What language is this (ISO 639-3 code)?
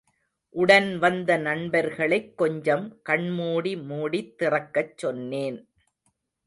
tam